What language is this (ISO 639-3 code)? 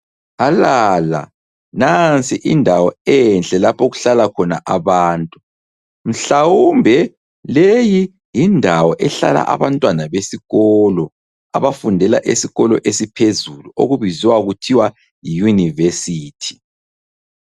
nde